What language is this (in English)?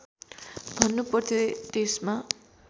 Nepali